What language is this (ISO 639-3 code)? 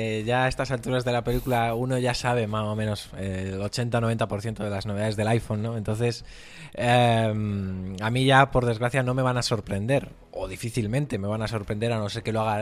spa